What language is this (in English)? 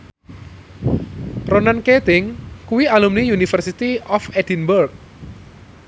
Javanese